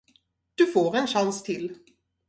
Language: Swedish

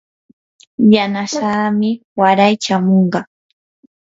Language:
Yanahuanca Pasco Quechua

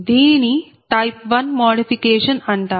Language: Telugu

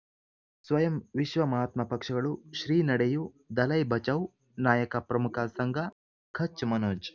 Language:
Kannada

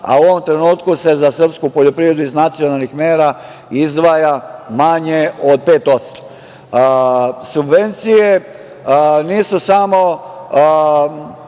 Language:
Serbian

